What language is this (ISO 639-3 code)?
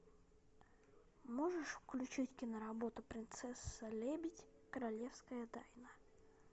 rus